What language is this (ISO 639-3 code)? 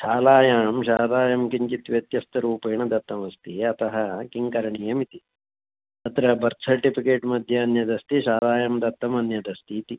san